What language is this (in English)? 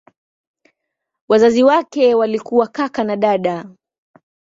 Swahili